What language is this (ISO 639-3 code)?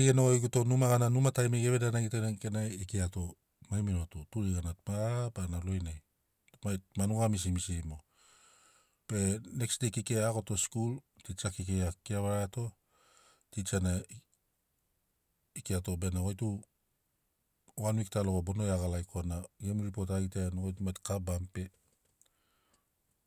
snc